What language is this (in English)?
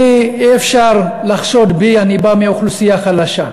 Hebrew